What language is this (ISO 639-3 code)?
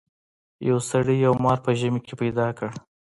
pus